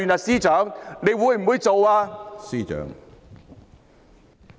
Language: Cantonese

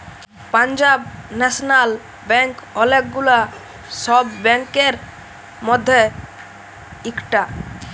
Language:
Bangla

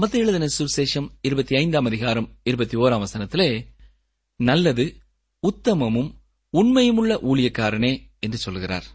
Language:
Tamil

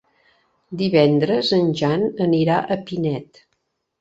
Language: Catalan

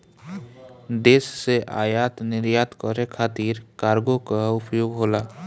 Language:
Bhojpuri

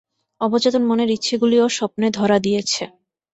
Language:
Bangla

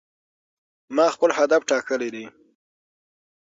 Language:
Pashto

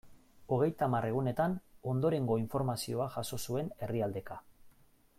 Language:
Basque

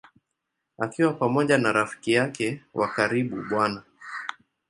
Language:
Swahili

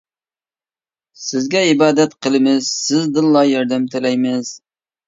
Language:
Uyghur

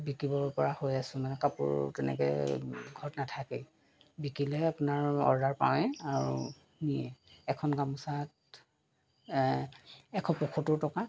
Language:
Assamese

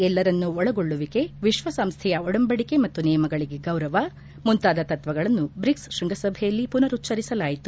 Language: Kannada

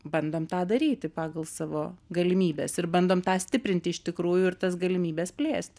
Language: Lithuanian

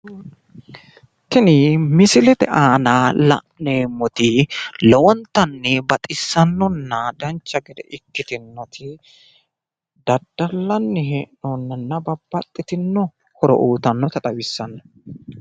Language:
Sidamo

